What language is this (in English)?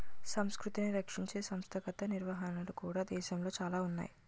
Telugu